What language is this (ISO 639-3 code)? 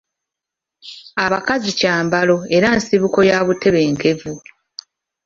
lug